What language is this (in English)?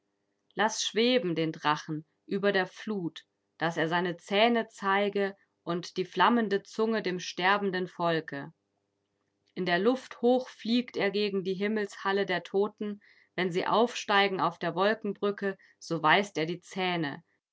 German